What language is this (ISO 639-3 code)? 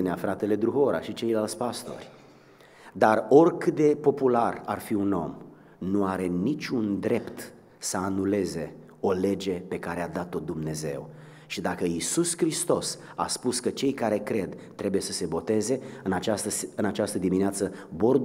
ron